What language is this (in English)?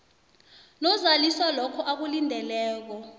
South Ndebele